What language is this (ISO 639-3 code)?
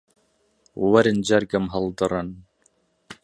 ckb